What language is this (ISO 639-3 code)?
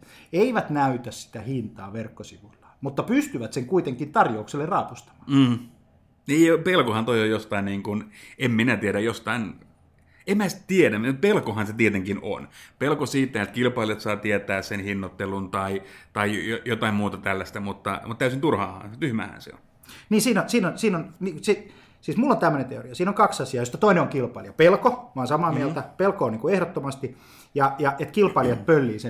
fin